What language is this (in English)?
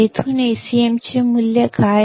Marathi